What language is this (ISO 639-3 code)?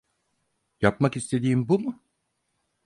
tur